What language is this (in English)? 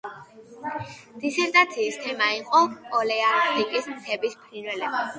Georgian